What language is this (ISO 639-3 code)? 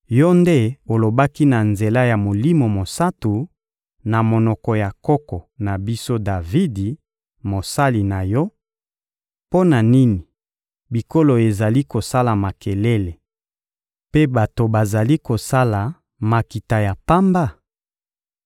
lin